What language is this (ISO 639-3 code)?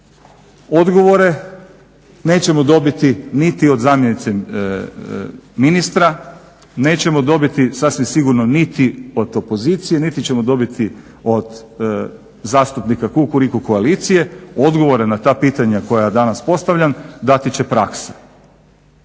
hrv